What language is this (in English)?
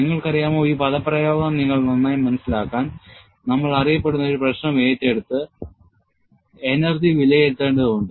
Malayalam